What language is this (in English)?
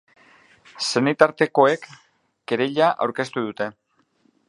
Basque